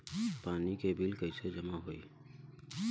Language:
Bhojpuri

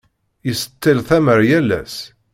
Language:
Kabyle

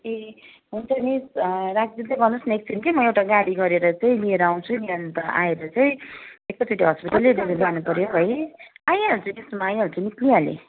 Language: Nepali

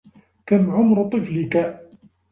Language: Arabic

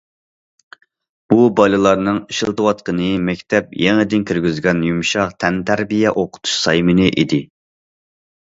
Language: Uyghur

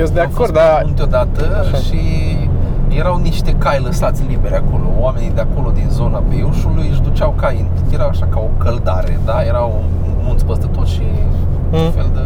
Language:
Romanian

